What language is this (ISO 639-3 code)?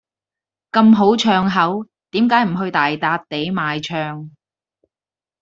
yue